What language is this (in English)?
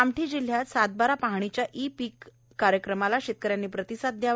Marathi